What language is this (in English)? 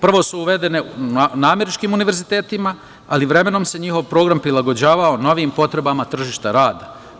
Serbian